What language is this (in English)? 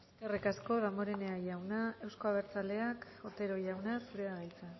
Basque